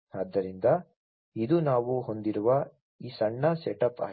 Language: Kannada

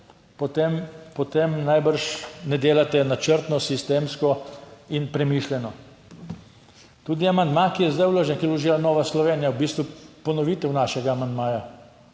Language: Slovenian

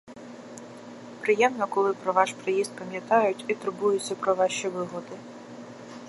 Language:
Ukrainian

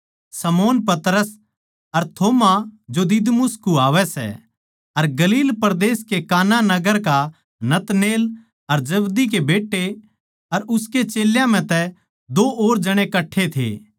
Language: Haryanvi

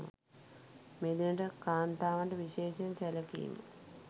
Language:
Sinhala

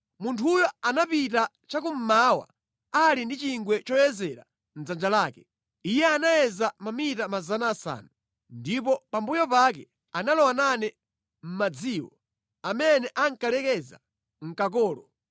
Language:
Nyanja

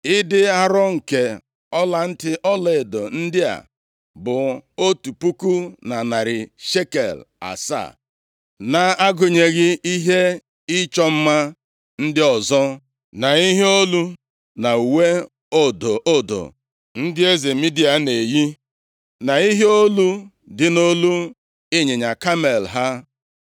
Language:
Igbo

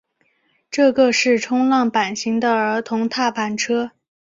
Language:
Chinese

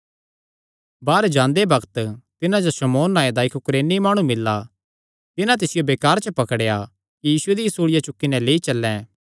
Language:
Kangri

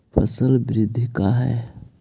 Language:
Magahi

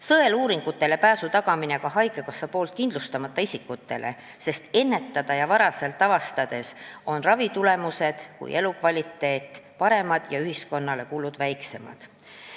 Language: Estonian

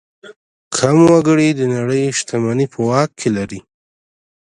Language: Pashto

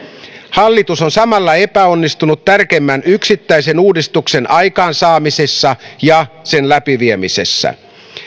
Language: Finnish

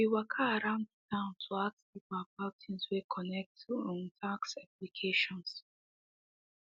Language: Nigerian Pidgin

